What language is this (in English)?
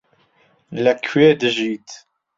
Central Kurdish